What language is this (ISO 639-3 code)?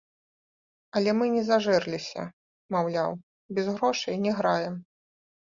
bel